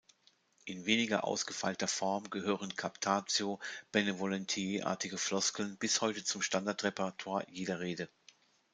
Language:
German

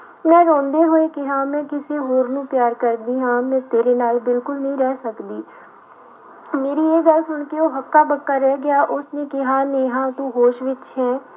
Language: Punjabi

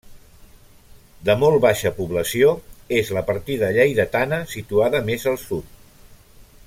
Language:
Catalan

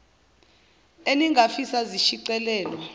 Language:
Zulu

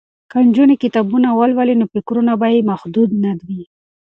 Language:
Pashto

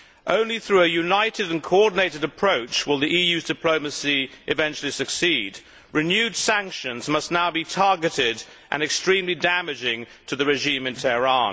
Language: English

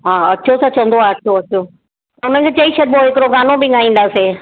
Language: Sindhi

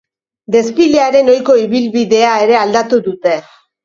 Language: Basque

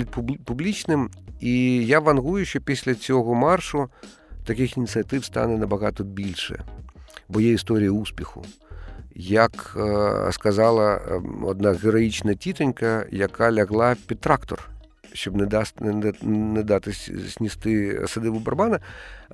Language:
Ukrainian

